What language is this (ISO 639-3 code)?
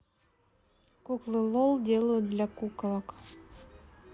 rus